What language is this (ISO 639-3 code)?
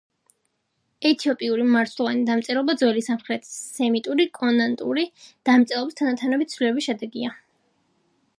kat